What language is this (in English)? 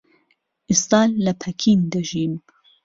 Central Kurdish